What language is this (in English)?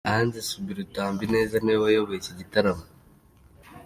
Kinyarwanda